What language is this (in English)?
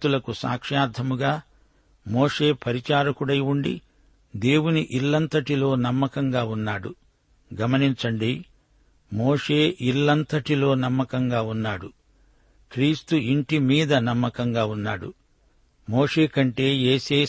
Telugu